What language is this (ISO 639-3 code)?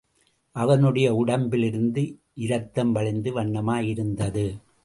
tam